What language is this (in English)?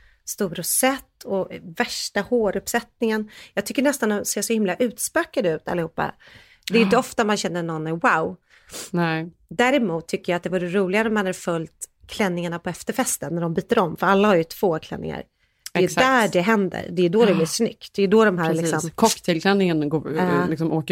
Swedish